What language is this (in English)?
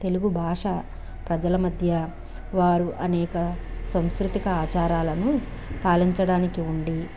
Telugu